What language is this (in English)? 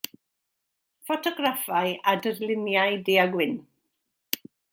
Welsh